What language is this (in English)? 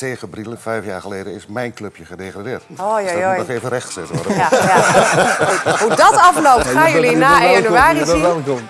Dutch